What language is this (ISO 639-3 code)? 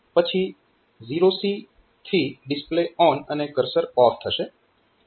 guj